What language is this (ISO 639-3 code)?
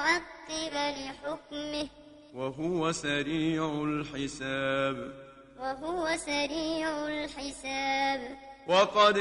ara